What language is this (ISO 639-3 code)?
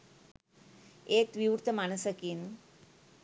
sin